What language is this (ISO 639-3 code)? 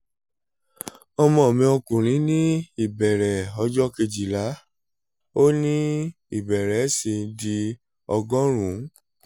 yor